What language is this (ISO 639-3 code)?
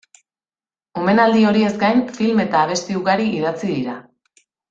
eus